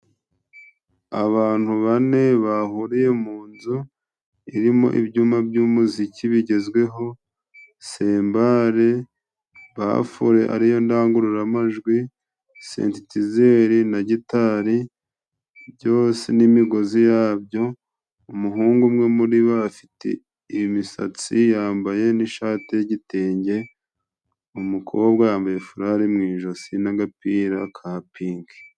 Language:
Kinyarwanda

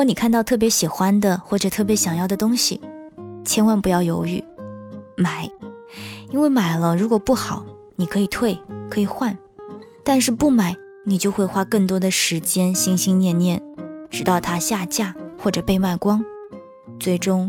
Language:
Chinese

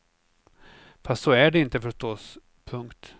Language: Swedish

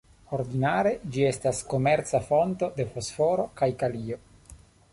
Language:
Esperanto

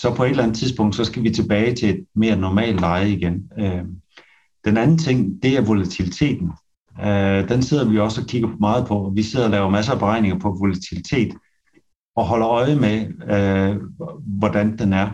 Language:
Danish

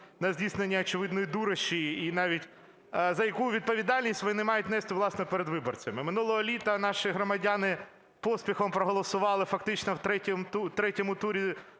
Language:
Ukrainian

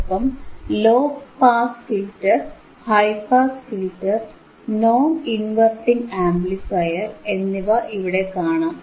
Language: Malayalam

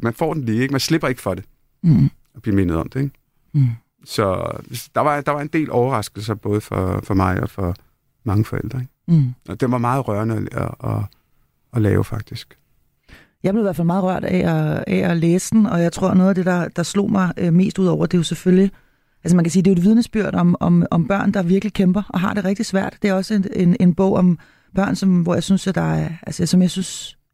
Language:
Danish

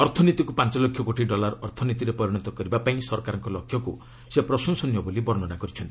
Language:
Odia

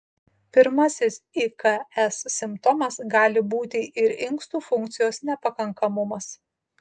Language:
Lithuanian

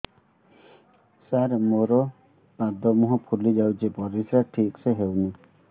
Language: Odia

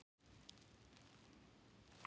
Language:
Icelandic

